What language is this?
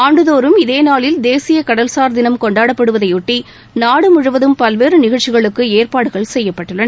Tamil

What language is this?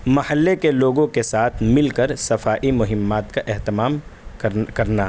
Urdu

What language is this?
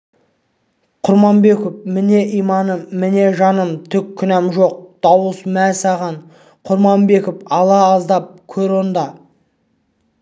Kazakh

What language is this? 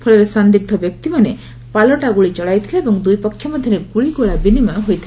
Odia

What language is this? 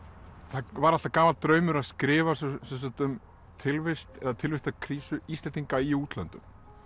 Icelandic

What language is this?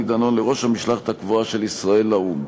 Hebrew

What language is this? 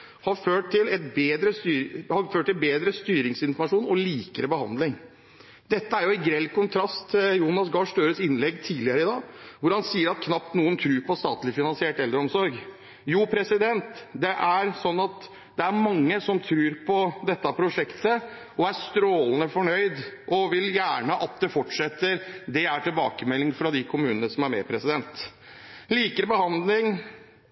Norwegian Bokmål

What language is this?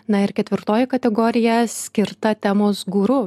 Lithuanian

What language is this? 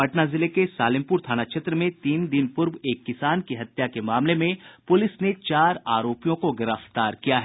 Hindi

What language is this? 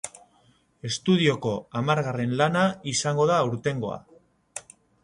Basque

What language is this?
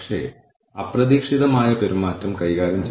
Malayalam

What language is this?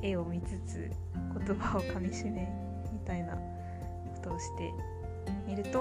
Japanese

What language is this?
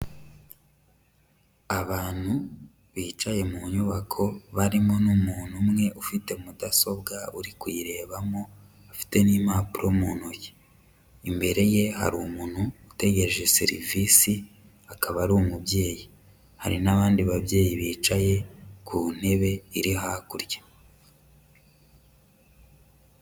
Kinyarwanda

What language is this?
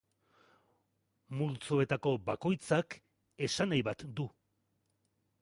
Basque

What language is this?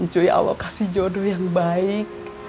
Indonesian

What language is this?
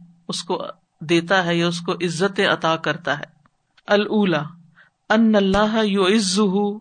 Urdu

